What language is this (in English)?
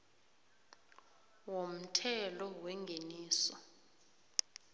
South Ndebele